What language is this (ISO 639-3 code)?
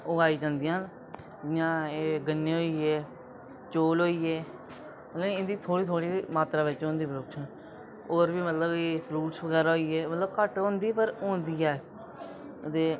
doi